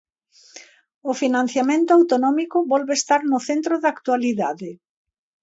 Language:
Galician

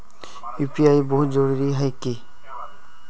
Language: Magahi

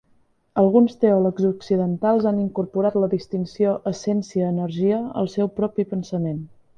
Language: Catalan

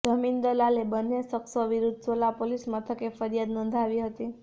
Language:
Gujarati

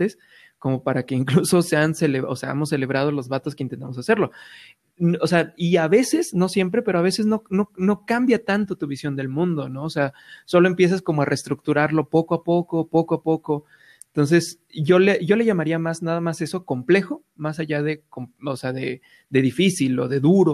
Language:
Spanish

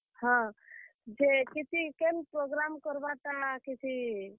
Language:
Odia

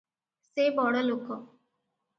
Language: Odia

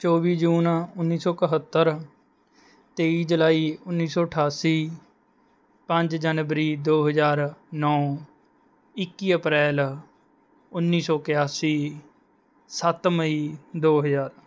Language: Punjabi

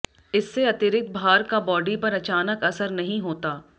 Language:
Hindi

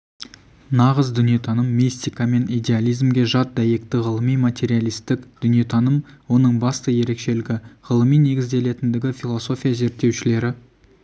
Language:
Kazakh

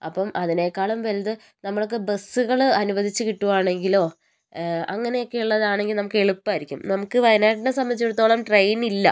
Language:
Malayalam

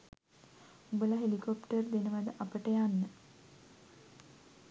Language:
Sinhala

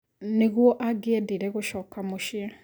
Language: Kikuyu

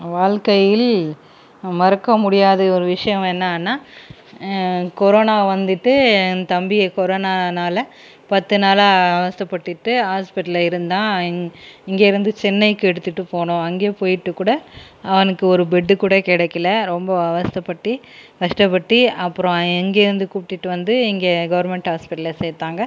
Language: Tamil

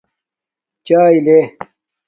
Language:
Domaaki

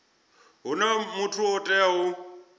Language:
Venda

